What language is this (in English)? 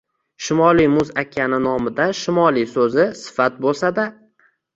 Uzbek